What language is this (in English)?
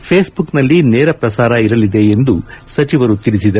Kannada